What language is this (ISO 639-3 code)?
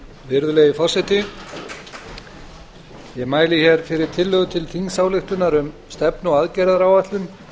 isl